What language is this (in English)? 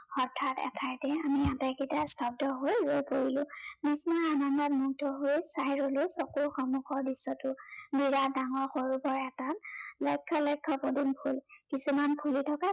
Assamese